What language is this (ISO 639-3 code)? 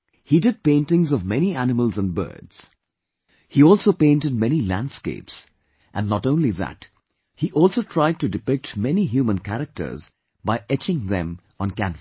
eng